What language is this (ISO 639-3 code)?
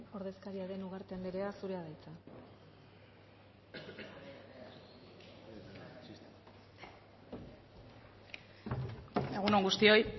eus